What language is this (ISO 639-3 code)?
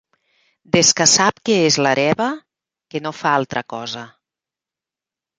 cat